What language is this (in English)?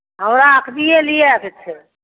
Maithili